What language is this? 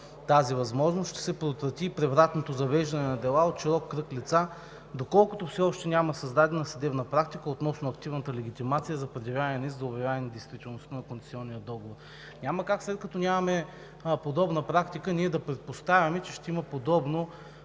Bulgarian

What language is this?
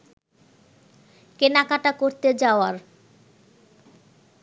Bangla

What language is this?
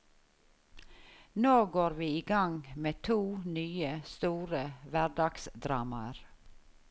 Norwegian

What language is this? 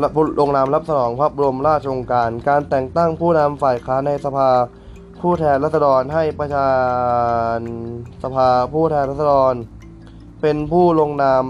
Thai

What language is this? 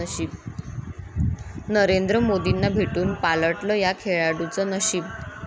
Marathi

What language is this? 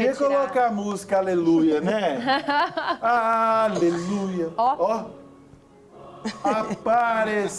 Portuguese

